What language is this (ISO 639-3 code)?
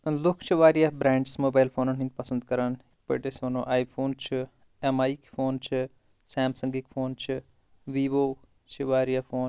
kas